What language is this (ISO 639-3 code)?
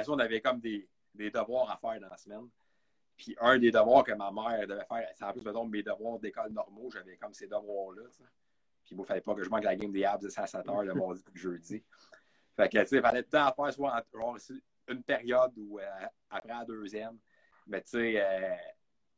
fra